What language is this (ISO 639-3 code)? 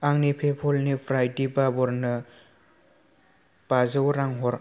brx